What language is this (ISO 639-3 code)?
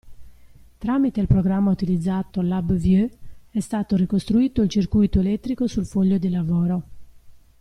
ita